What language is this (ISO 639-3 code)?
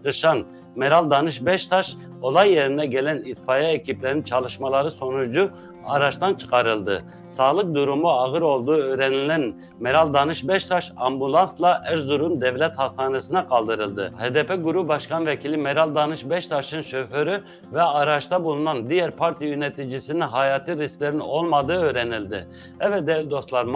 tur